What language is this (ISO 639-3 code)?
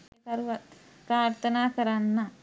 sin